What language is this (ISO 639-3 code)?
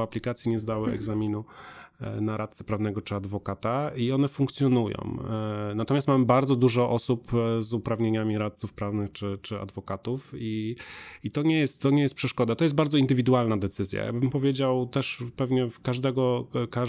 pol